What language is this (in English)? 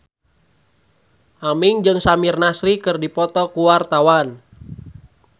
Sundanese